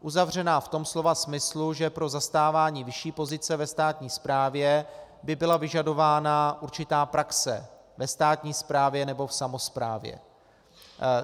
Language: Czech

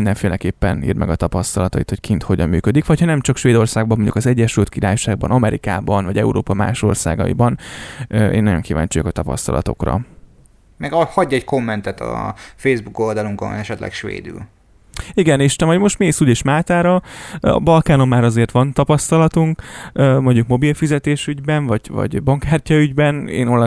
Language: Hungarian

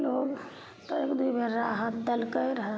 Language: Maithili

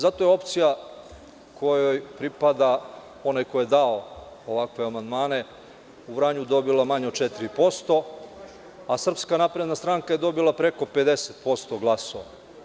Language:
Serbian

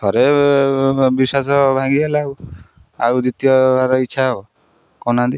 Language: Odia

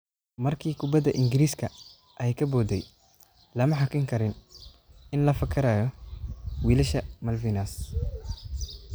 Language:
Somali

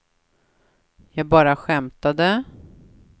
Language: Swedish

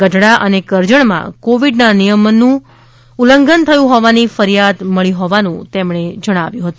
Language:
Gujarati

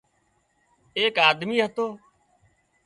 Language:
Wadiyara Koli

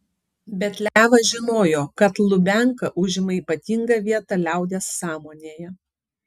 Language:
Lithuanian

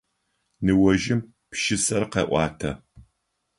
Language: Adyghe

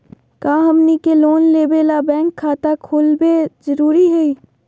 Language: Magahi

